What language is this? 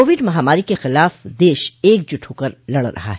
Hindi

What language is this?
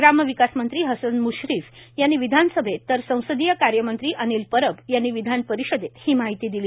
Marathi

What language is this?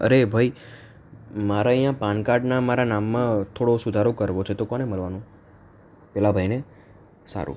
Gujarati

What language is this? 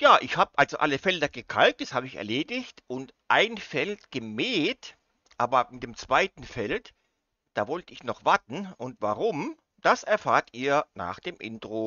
German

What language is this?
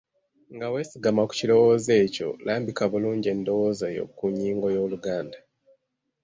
Ganda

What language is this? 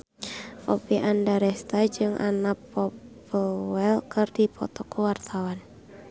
Sundanese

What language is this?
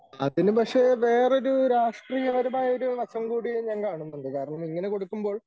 Malayalam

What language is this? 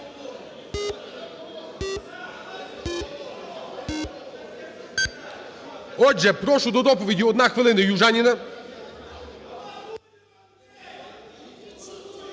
Ukrainian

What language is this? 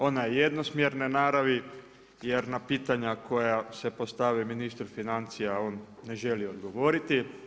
Croatian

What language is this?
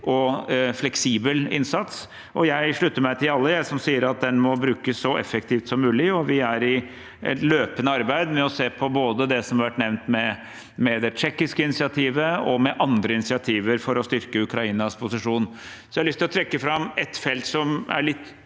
Norwegian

